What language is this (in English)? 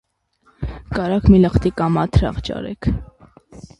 Armenian